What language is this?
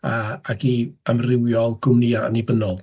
Welsh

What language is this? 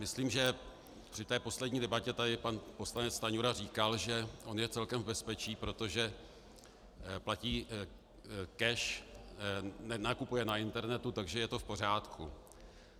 Czech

